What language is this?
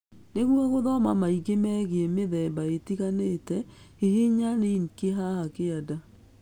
Kikuyu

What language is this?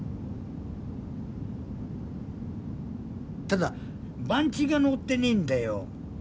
Japanese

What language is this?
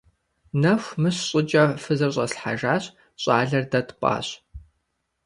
Kabardian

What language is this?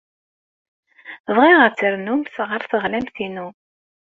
Kabyle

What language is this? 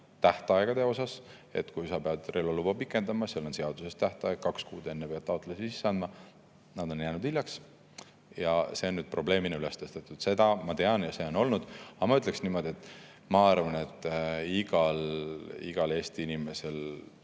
Estonian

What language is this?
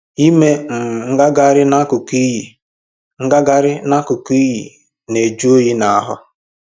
Igbo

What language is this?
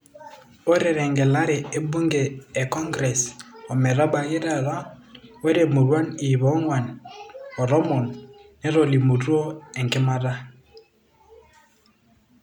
Masai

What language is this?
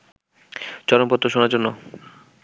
Bangla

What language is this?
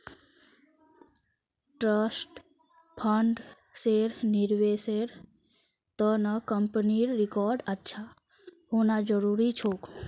Magahi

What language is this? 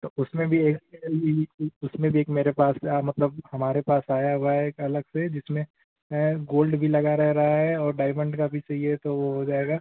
Hindi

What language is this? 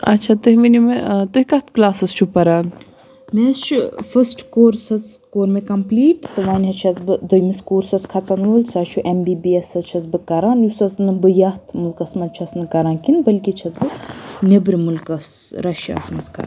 Kashmiri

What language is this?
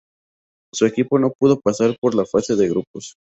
Spanish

